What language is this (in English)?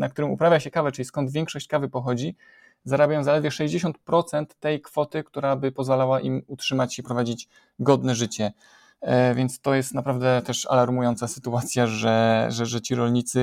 Polish